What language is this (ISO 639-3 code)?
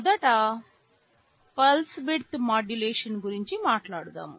tel